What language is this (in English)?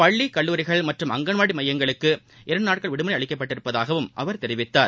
Tamil